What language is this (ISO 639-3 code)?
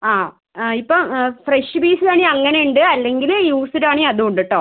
mal